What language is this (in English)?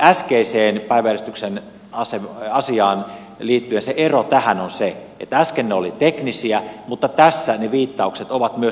Finnish